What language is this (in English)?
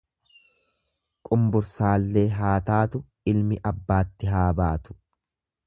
Oromo